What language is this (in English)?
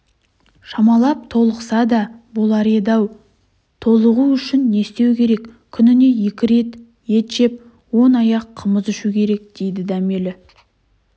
Kazakh